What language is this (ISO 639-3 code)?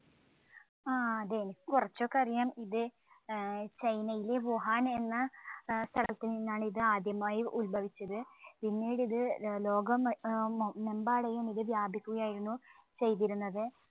mal